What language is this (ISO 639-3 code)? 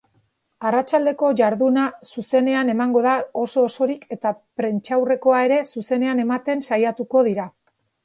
eus